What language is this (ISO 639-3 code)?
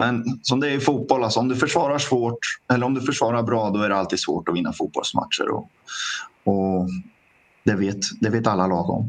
swe